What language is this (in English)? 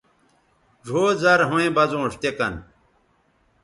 Bateri